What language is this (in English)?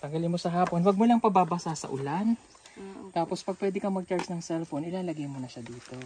Filipino